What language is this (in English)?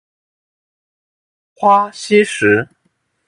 Chinese